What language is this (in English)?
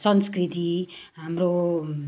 Nepali